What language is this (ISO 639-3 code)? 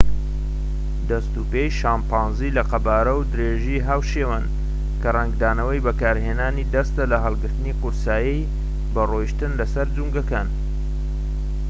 ckb